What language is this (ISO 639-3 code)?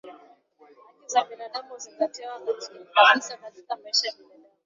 swa